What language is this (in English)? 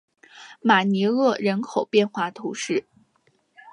Chinese